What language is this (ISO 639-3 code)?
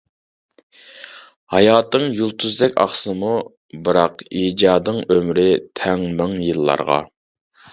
uig